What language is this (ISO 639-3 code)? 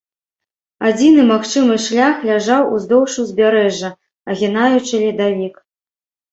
bel